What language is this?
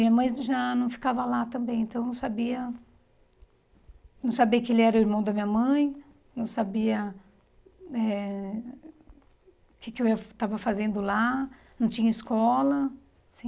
Portuguese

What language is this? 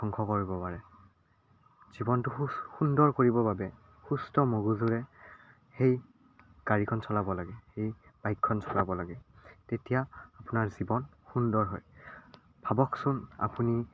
Assamese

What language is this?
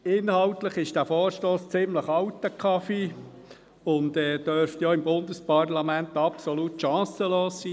Swiss German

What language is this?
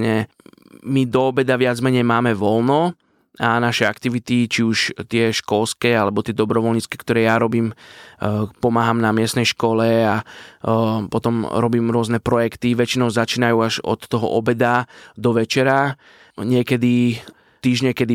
Slovak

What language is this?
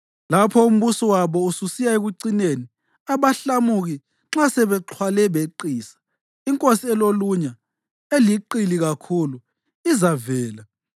North Ndebele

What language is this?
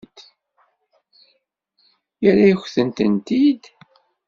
Kabyle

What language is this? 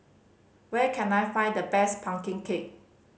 English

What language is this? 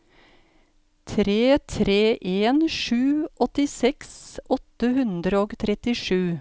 Norwegian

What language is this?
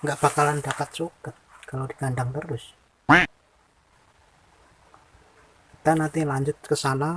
Indonesian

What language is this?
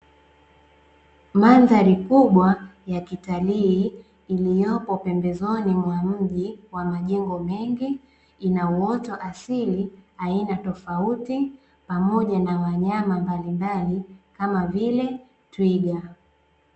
Swahili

